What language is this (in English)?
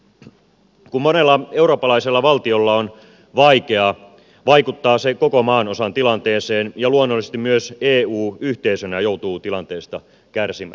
Finnish